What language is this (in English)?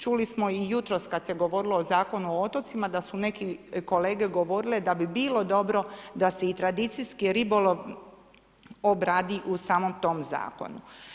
Croatian